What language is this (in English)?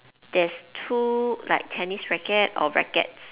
English